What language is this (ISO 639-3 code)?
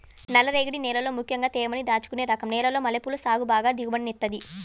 tel